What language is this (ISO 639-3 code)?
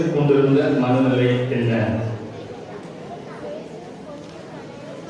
tam